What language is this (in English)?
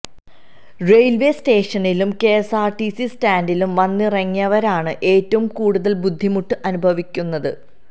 Malayalam